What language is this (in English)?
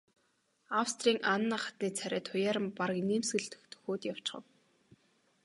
Mongolian